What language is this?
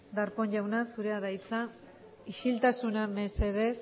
Basque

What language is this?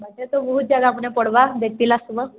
Odia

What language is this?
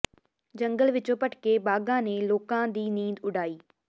Punjabi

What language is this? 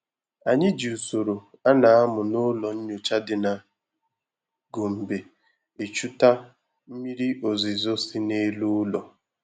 Igbo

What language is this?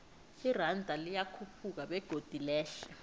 South Ndebele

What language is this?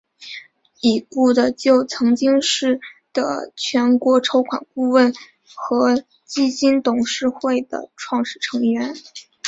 Chinese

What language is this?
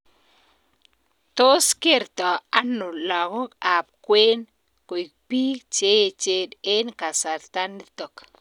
Kalenjin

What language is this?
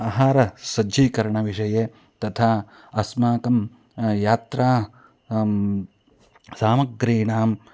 Sanskrit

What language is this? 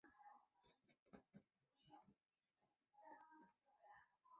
Chinese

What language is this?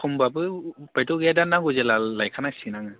Bodo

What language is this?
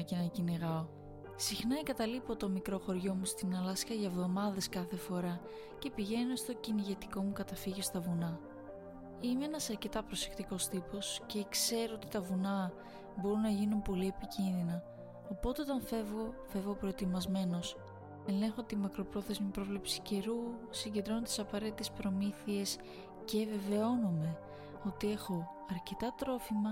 Greek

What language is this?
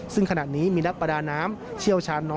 Thai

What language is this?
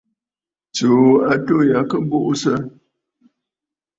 Bafut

